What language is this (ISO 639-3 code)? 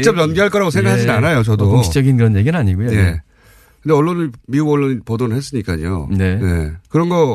kor